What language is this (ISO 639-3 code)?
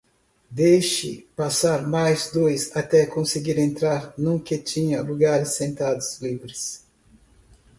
por